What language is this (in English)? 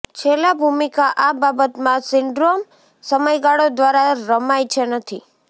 Gujarati